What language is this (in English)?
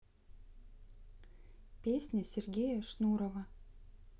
Russian